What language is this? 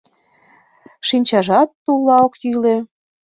Mari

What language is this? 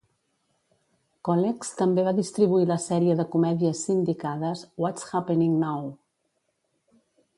Catalan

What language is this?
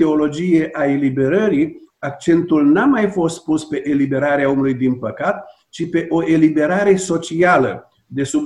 Romanian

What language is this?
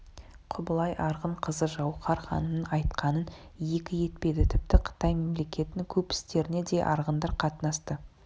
Kazakh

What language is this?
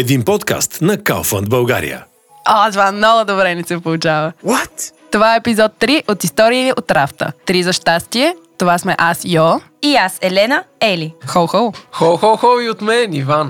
Bulgarian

